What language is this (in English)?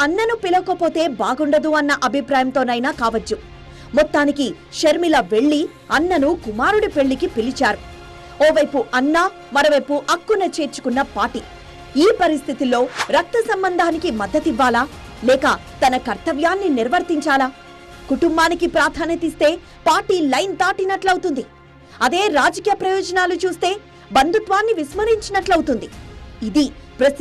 Telugu